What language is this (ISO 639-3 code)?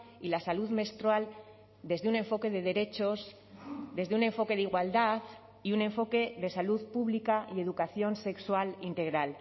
spa